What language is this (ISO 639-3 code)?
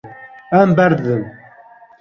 kur